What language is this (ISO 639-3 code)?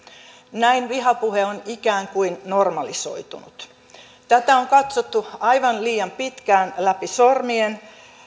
fin